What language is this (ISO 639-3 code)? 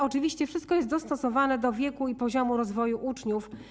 pol